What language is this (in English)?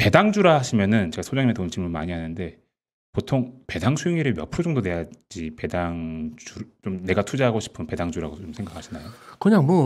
Korean